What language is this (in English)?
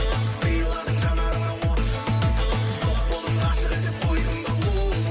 Kazakh